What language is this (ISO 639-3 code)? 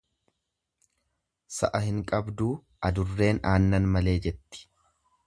orm